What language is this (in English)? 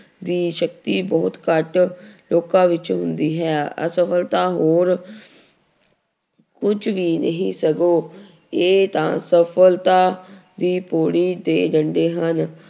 Punjabi